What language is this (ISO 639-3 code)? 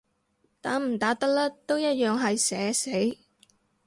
yue